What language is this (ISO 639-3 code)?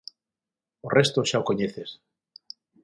glg